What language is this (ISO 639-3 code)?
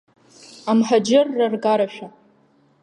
abk